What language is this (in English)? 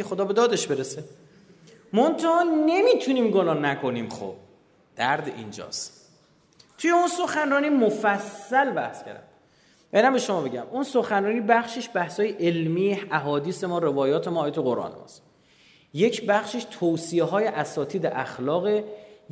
Persian